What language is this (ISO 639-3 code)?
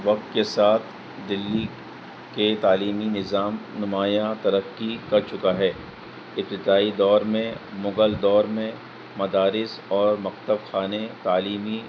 urd